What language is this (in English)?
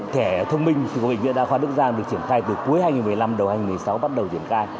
Vietnamese